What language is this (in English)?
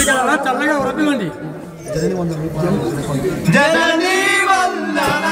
Arabic